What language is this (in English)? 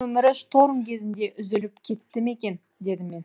Kazakh